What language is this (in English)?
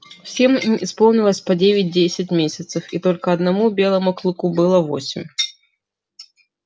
Russian